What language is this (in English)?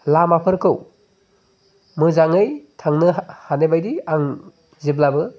Bodo